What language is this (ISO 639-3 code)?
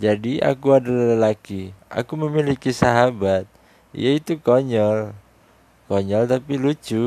ind